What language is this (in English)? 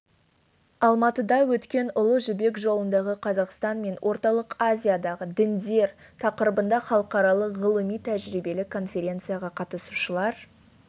Kazakh